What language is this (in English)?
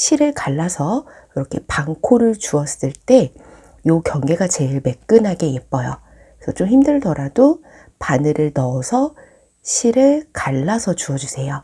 Korean